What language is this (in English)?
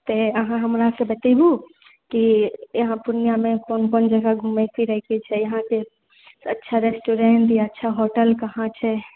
Maithili